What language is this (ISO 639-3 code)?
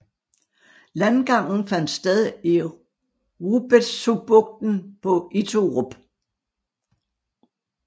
dan